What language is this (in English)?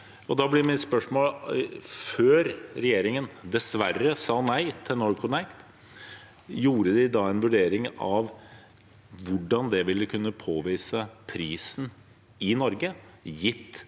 Norwegian